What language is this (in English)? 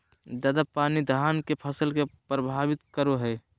Magahi